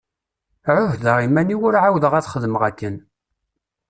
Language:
Kabyle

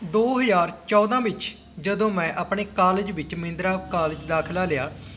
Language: Punjabi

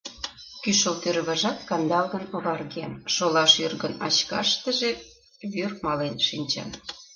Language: Mari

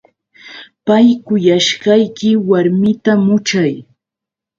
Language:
Yauyos Quechua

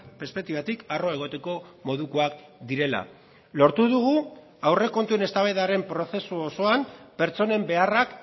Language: Basque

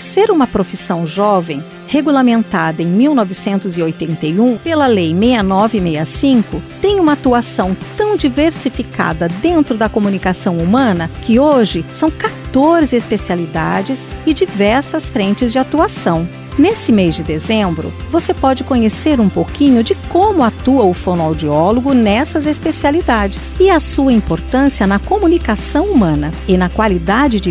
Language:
Portuguese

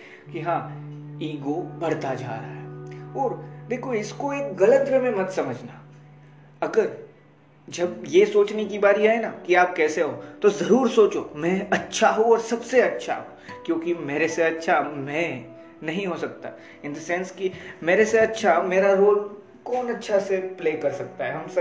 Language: Hindi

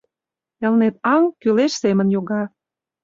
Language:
Mari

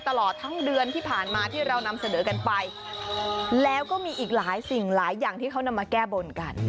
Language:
Thai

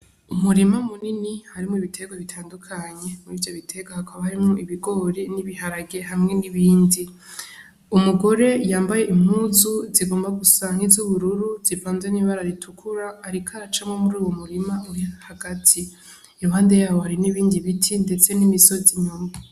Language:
Rundi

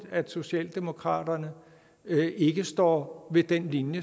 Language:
Danish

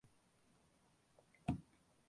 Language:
Tamil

